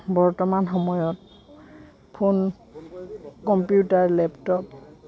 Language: Assamese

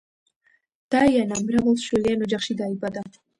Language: Georgian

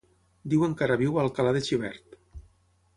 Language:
Catalan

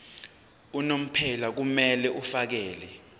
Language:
Zulu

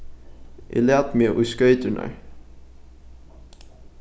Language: Faroese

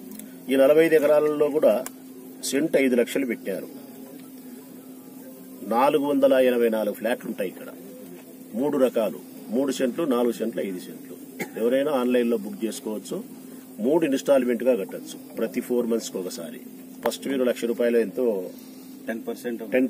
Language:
Indonesian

